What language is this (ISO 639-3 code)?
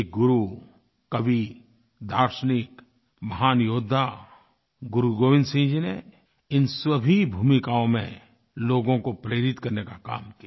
hin